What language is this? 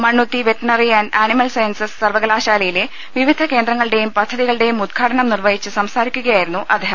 Malayalam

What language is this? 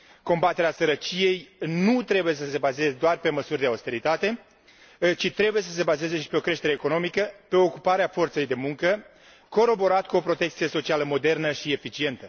Romanian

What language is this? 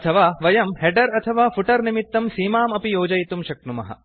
Sanskrit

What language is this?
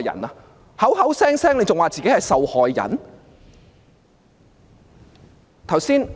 Cantonese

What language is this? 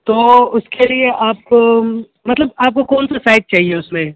Urdu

